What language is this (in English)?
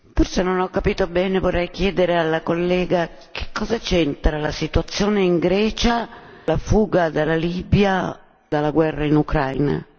Italian